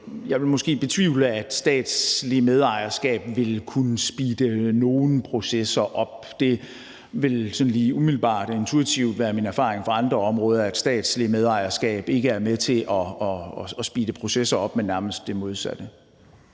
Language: Danish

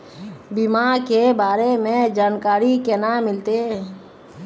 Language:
Magahi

